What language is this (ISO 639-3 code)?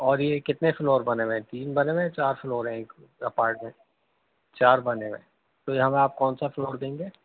urd